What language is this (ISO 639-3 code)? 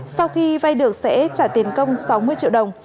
vie